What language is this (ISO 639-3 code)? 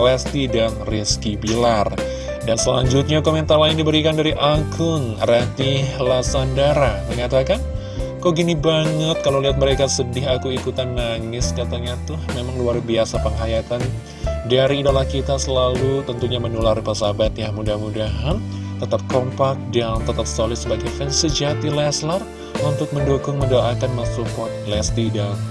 ind